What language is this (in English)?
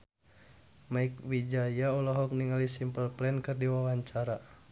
Sundanese